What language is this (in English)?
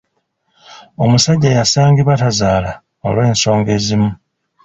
Ganda